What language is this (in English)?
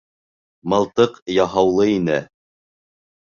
Bashkir